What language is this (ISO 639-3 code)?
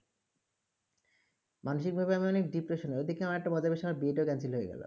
ben